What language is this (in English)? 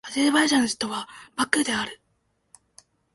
Japanese